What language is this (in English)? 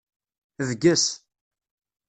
Kabyle